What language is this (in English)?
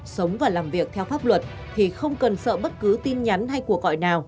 Vietnamese